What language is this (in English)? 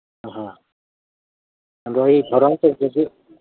Manipuri